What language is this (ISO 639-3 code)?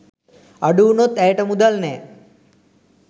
sin